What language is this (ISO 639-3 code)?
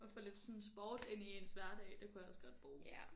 dan